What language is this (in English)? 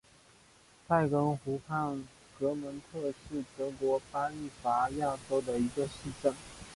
Chinese